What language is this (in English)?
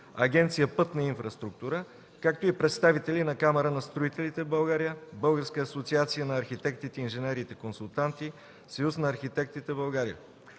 Bulgarian